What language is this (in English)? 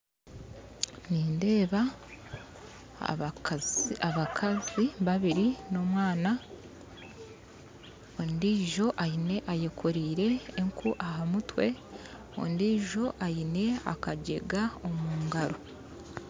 Nyankole